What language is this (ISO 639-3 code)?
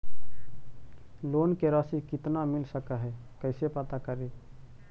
mag